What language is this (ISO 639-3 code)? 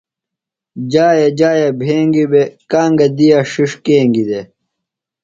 phl